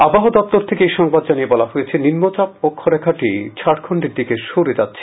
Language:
Bangla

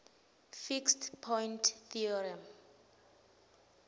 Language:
Swati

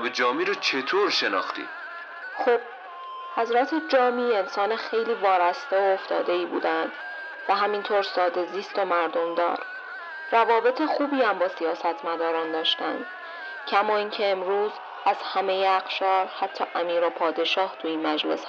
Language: Persian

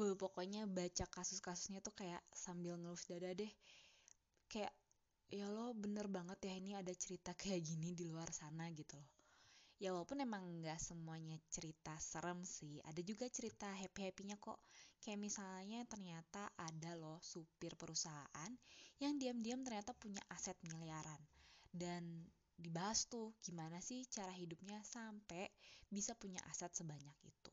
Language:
Indonesian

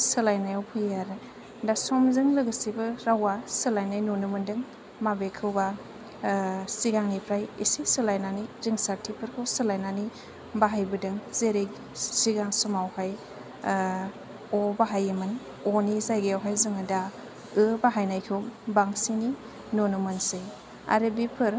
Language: Bodo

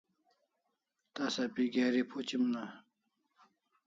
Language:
Kalasha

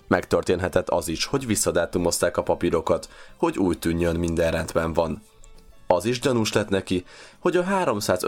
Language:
Hungarian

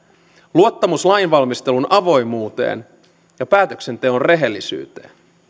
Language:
Finnish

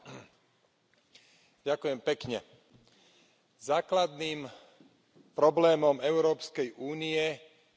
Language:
Slovak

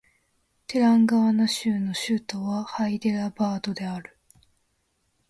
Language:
Japanese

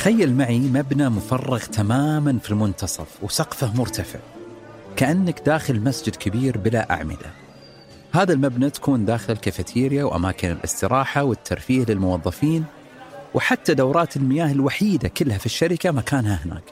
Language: Arabic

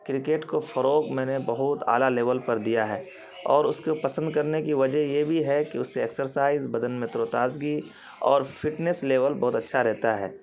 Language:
Urdu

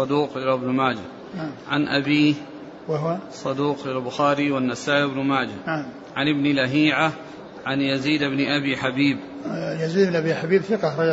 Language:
Arabic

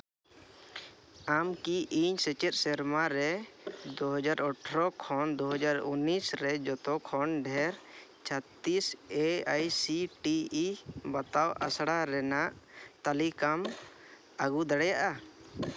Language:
Santali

